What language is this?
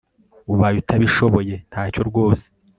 Kinyarwanda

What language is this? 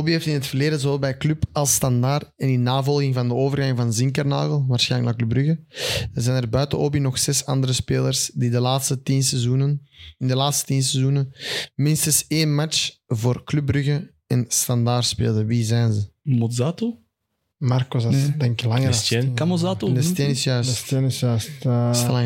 Dutch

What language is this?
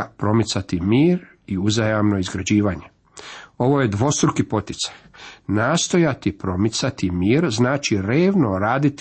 Croatian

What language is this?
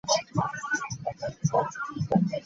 Ganda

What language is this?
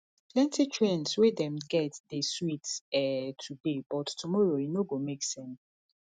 Nigerian Pidgin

